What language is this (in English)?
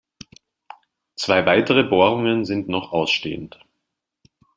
German